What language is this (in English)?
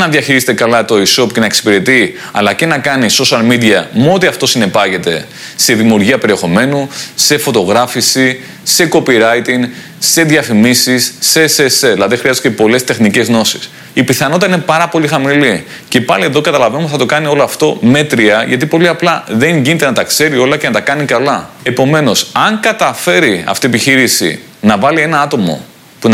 Greek